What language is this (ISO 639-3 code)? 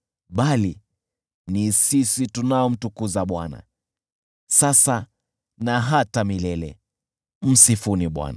swa